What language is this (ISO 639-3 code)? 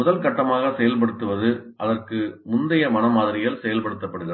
tam